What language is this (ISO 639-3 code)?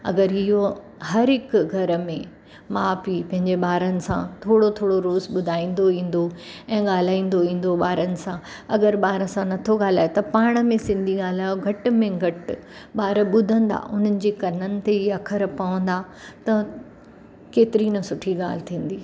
snd